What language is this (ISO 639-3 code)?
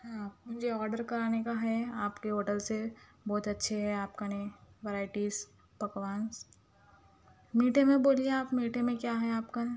urd